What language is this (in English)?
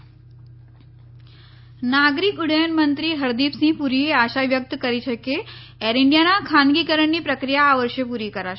Gujarati